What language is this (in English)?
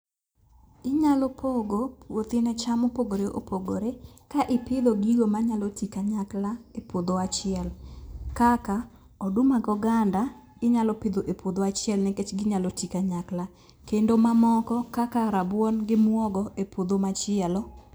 Luo (Kenya and Tanzania)